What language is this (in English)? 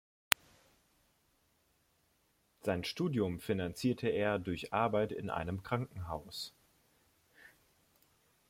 German